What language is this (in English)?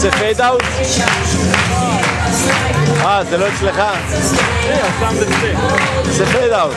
Hebrew